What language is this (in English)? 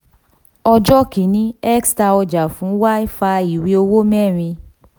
Yoruba